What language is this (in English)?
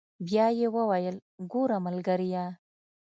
Pashto